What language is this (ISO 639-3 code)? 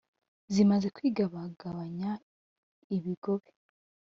kin